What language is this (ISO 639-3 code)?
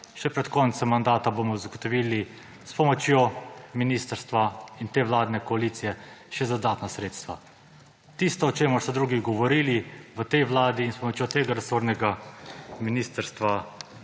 slv